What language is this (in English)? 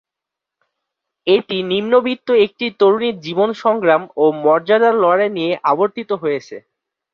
Bangla